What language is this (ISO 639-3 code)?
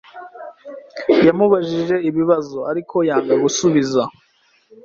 kin